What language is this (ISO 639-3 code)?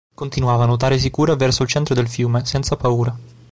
ita